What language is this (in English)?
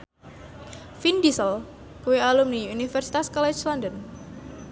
Javanese